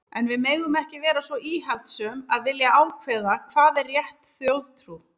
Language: Icelandic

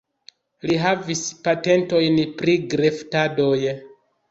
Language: Esperanto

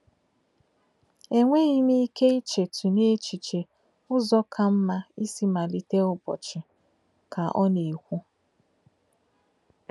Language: Igbo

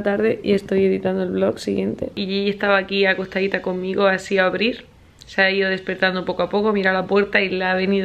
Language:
Spanish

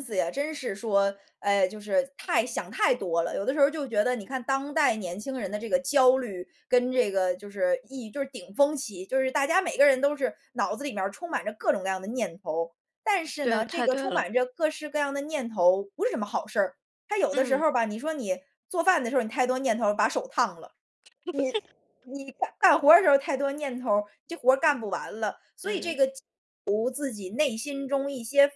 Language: Chinese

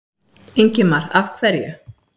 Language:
Icelandic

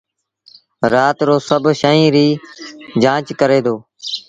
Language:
Sindhi Bhil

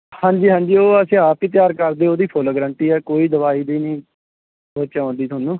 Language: Punjabi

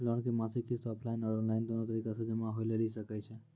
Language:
Maithili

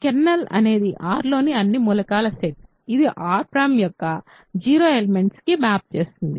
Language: Telugu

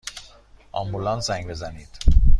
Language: Persian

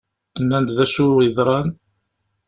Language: Kabyle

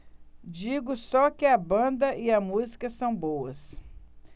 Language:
Portuguese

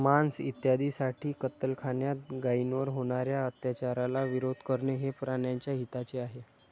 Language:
Marathi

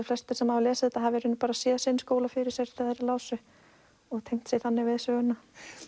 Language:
Icelandic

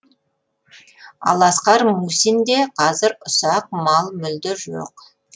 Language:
Kazakh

